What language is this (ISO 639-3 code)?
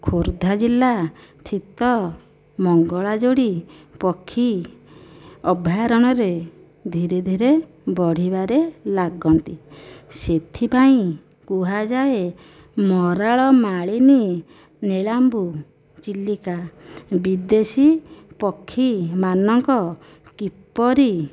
ori